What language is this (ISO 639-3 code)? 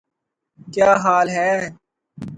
urd